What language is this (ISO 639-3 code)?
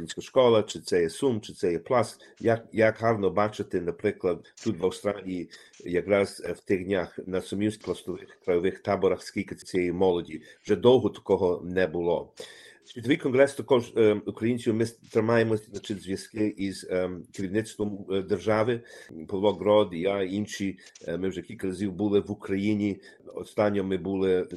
ukr